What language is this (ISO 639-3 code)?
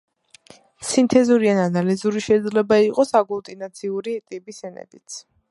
kat